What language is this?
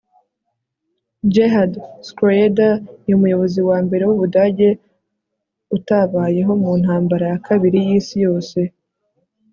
Kinyarwanda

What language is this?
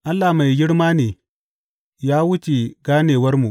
Hausa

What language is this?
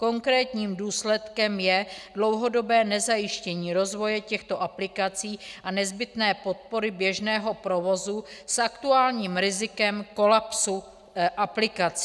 Czech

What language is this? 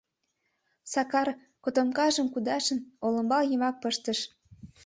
Mari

